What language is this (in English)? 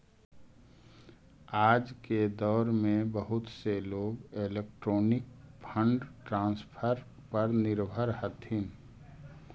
Magahi